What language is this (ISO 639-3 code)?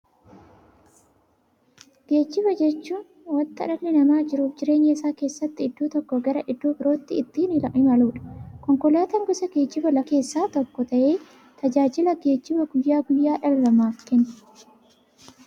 orm